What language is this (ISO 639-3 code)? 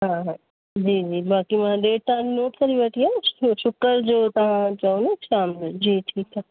snd